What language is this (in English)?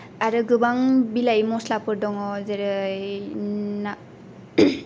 Bodo